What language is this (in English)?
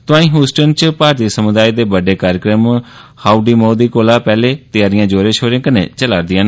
Dogri